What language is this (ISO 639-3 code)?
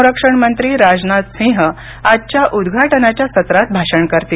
mar